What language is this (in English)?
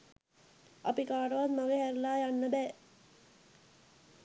Sinhala